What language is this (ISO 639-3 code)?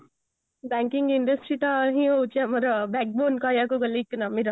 ori